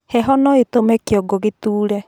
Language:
Kikuyu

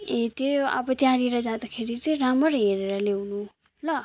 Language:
Nepali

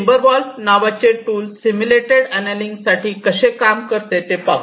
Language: Marathi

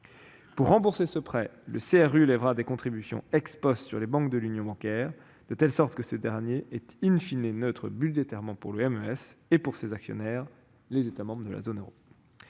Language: French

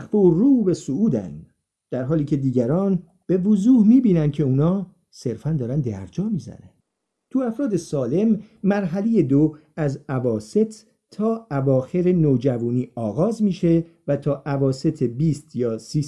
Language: Persian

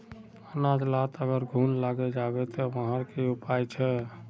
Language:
Magahi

